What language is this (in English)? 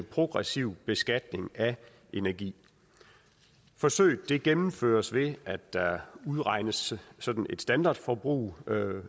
Danish